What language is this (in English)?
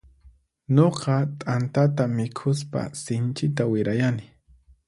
Puno Quechua